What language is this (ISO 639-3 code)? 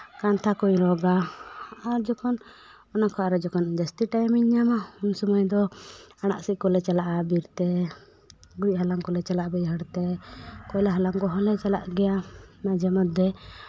sat